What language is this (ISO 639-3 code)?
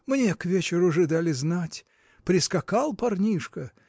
rus